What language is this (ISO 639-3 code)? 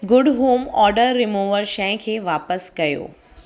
snd